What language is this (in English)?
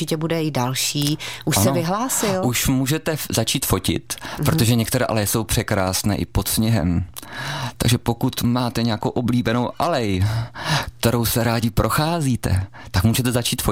Czech